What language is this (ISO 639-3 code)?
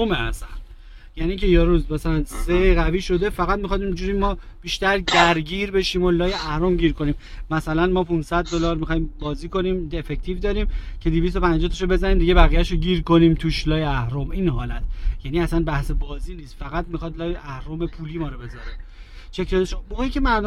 fas